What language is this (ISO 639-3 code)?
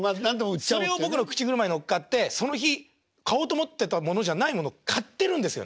jpn